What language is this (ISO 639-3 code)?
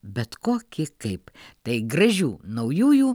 lit